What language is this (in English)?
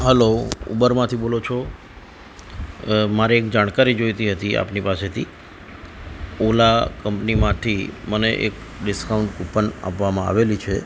Gujarati